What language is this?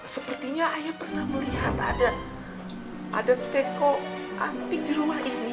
Indonesian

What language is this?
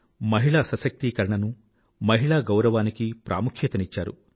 Telugu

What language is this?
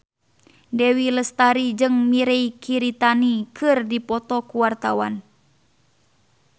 Sundanese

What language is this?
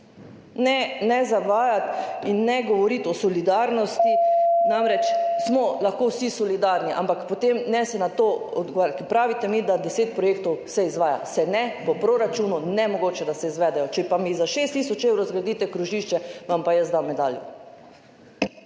Slovenian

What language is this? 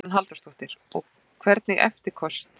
Icelandic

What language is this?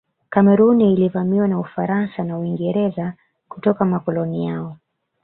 Swahili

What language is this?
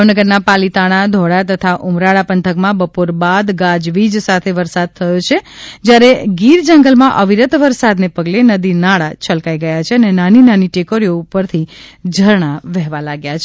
Gujarati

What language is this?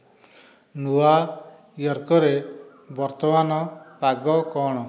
Odia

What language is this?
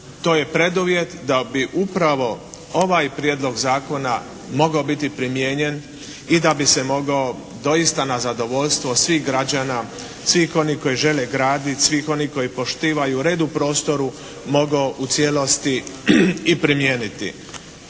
Croatian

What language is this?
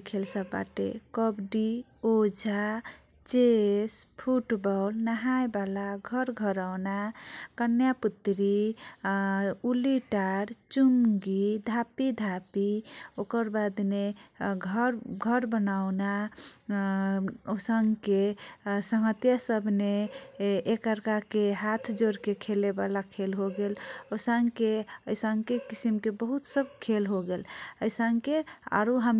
Kochila Tharu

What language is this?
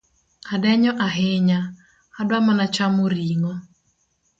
Luo (Kenya and Tanzania)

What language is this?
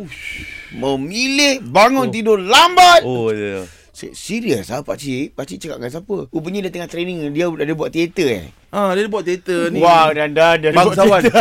Malay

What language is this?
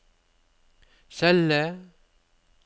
Norwegian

